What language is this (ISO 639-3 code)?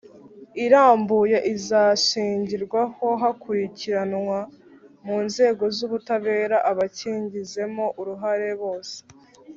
kin